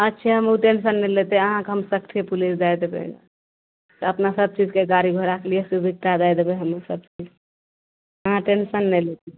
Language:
Maithili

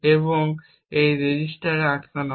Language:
Bangla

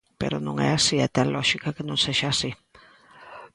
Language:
Galician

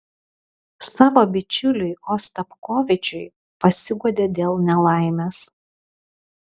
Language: Lithuanian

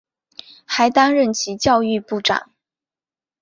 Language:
Chinese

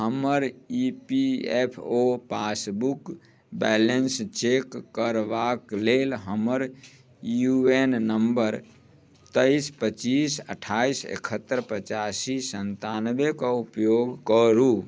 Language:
Maithili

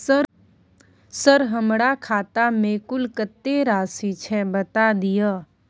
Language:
Maithili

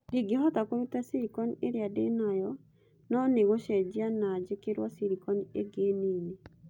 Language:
Kikuyu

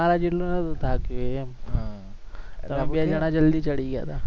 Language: Gujarati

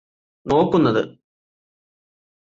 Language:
Malayalam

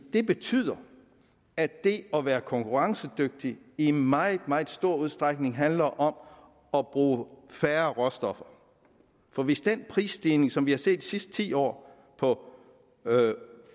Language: Danish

